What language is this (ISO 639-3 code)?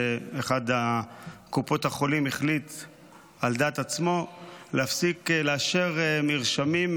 heb